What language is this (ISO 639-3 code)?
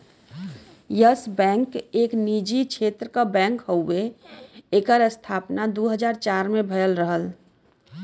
bho